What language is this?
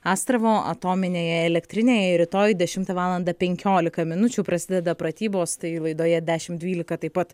Lithuanian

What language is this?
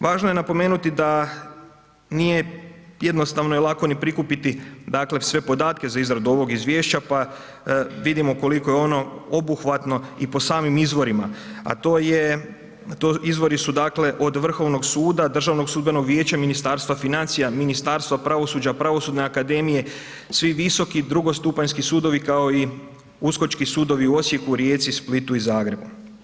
Croatian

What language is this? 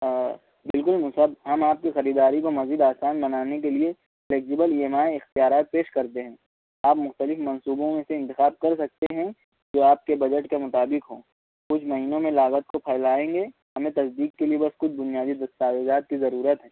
Urdu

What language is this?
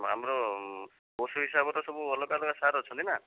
Odia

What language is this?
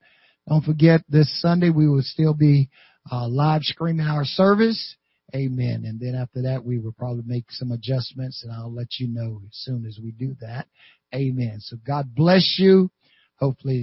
English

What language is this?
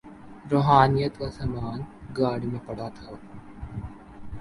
Urdu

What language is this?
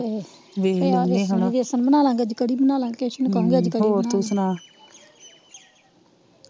Punjabi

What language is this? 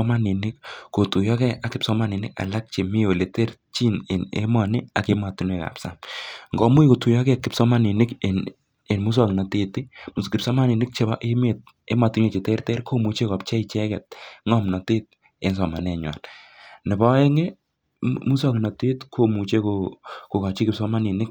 Kalenjin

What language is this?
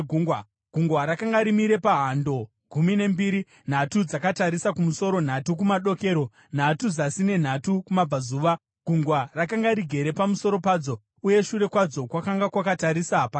Shona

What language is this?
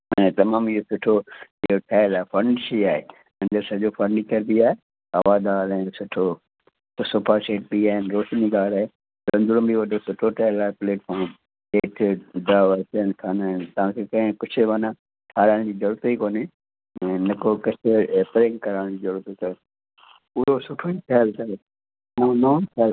Sindhi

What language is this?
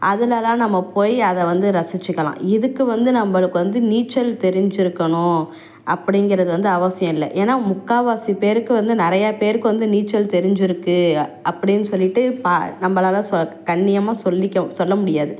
Tamil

